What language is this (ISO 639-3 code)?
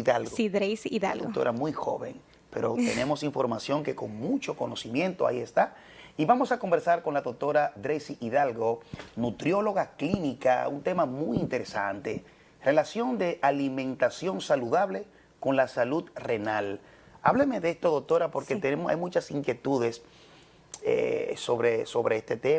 spa